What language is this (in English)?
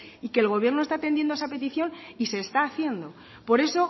Spanish